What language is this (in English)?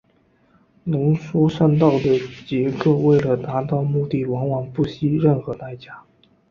Chinese